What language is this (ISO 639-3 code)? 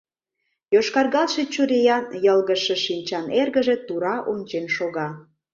chm